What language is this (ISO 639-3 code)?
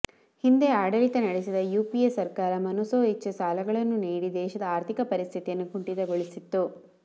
kan